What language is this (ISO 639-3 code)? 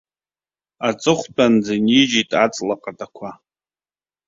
abk